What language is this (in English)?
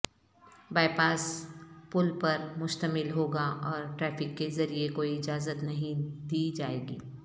Urdu